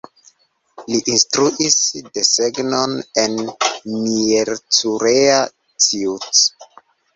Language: Esperanto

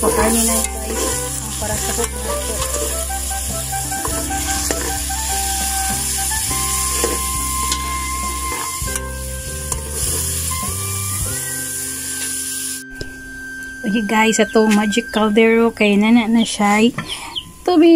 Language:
Filipino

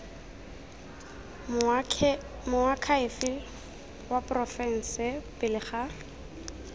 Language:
Tswana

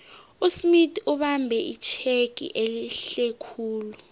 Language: South Ndebele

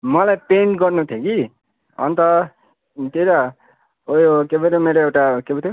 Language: Nepali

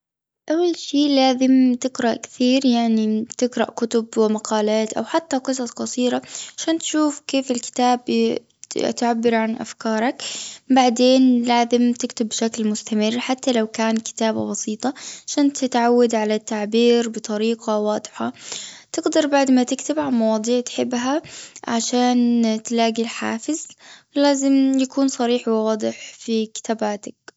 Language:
Gulf Arabic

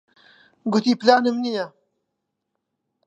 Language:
Central Kurdish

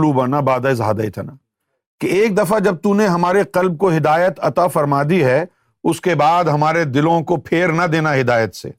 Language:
Urdu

